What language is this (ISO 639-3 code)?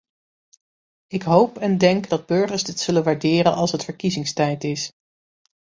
nld